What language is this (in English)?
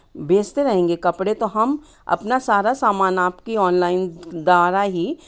Hindi